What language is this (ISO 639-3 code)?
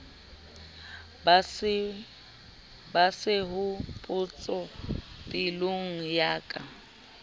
sot